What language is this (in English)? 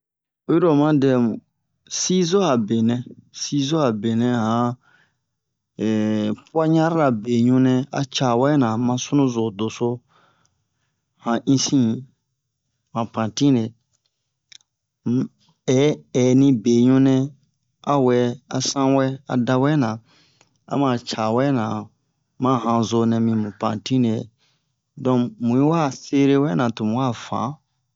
Bomu